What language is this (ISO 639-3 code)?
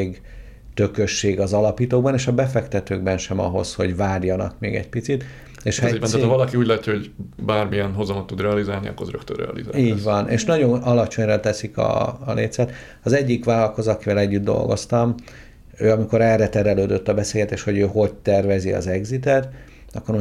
hun